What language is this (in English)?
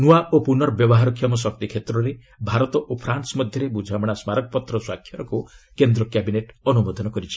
Odia